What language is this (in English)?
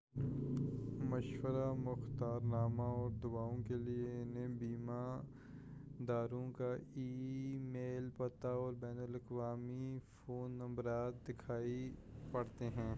Urdu